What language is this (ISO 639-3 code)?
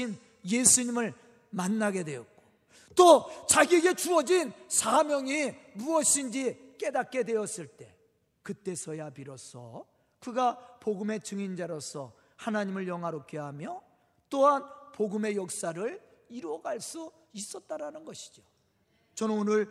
kor